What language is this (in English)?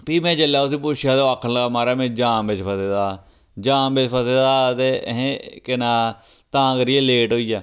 Dogri